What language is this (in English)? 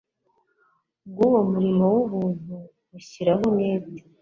Kinyarwanda